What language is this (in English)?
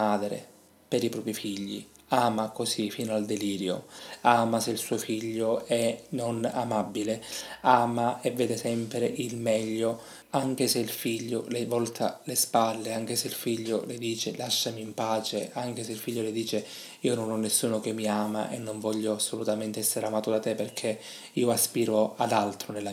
Italian